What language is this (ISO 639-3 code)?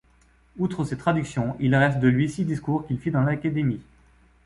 fra